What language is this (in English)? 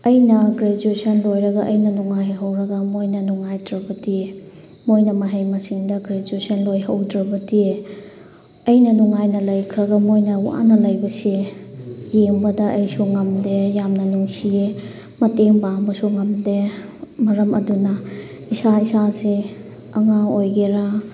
Manipuri